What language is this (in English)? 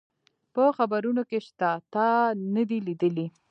Pashto